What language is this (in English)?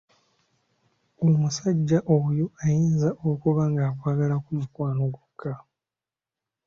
Ganda